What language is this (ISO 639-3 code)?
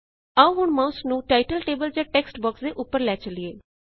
pan